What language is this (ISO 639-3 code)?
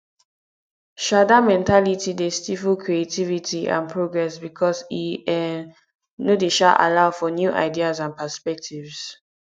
pcm